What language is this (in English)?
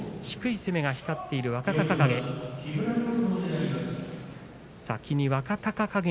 Japanese